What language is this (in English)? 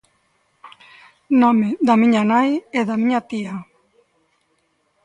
Galician